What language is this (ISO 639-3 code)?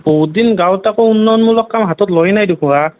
asm